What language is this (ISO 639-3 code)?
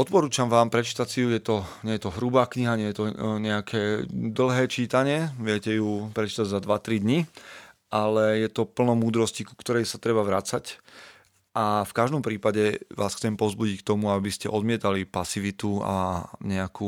slk